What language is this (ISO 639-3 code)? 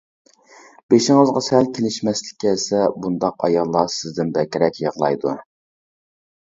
uig